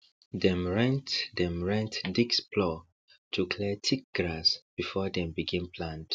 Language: Nigerian Pidgin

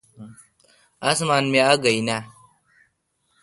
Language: Kalkoti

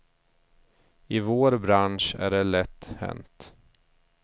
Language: Swedish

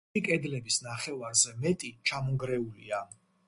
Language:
Georgian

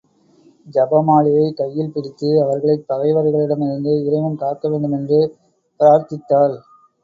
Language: Tamil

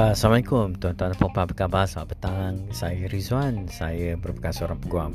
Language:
Malay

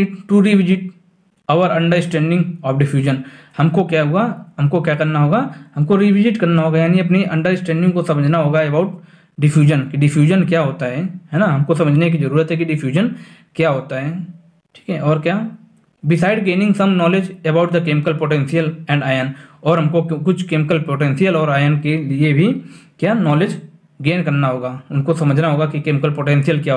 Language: Hindi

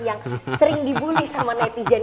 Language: Indonesian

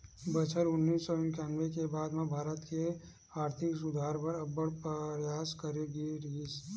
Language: Chhattisgarhi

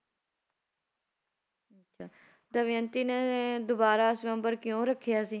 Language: Punjabi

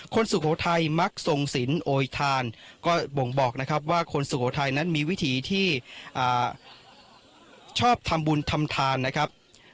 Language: Thai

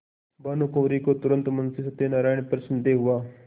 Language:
Hindi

